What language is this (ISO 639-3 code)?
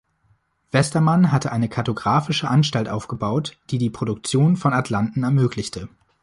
deu